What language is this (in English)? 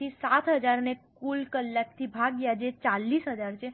Gujarati